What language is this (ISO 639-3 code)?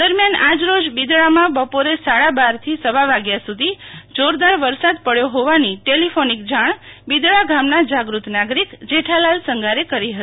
guj